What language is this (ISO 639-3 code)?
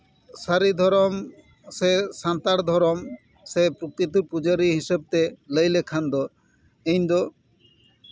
sat